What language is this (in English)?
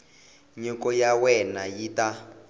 Tsonga